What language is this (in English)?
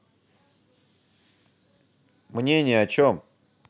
Russian